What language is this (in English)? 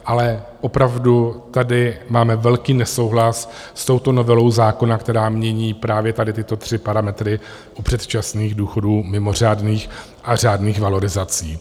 Czech